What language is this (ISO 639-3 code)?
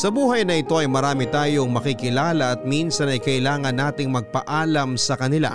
fil